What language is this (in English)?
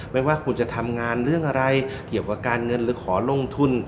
Thai